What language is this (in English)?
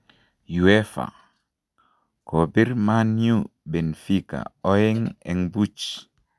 Kalenjin